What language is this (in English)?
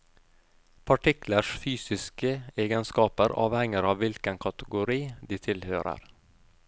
Norwegian